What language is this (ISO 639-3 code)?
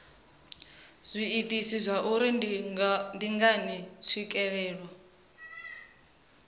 ven